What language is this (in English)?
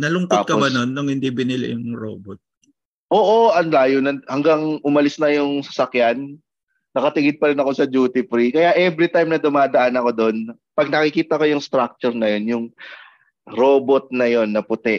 Filipino